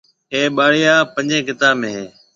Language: Marwari (Pakistan)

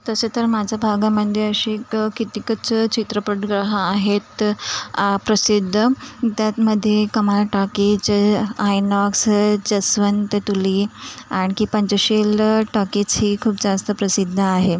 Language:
Marathi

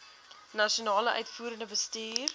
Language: Afrikaans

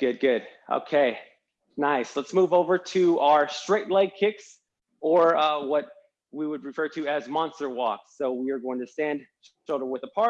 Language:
English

